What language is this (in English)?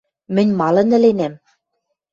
Western Mari